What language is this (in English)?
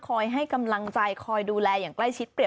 Thai